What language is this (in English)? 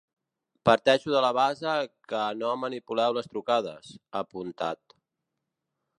Catalan